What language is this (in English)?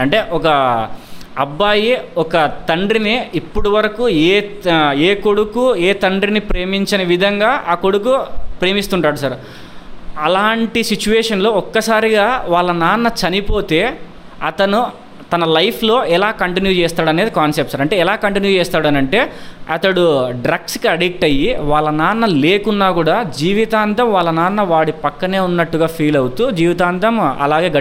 Telugu